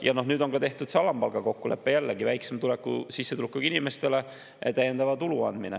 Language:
Estonian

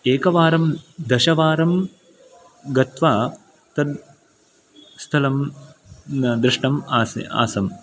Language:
Sanskrit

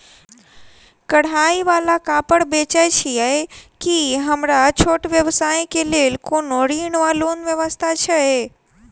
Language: Maithili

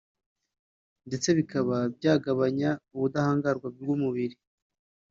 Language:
Kinyarwanda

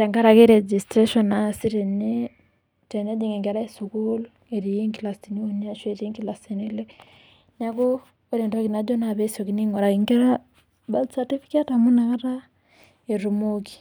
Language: Masai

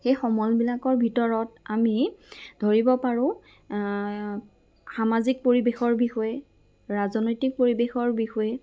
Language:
Assamese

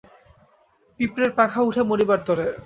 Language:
Bangla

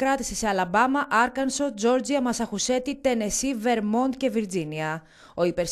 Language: Greek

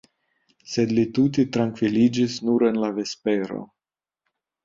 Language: Esperanto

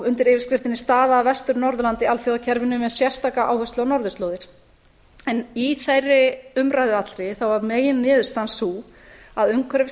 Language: Icelandic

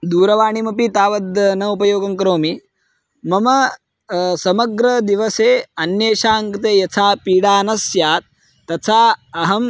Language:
Sanskrit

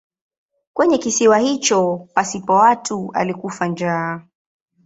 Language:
Swahili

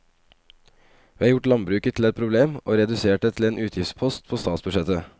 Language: Norwegian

